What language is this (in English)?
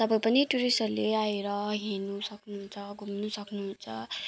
Nepali